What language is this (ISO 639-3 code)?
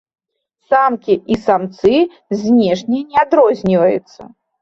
bel